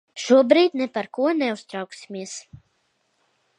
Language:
Latvian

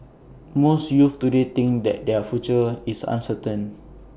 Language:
English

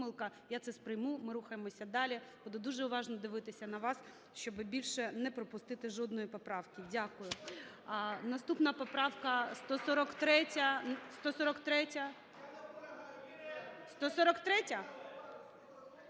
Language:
Ukrainian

